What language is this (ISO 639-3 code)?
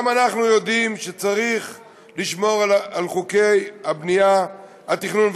heb